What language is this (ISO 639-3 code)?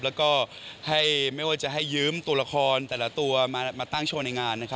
tha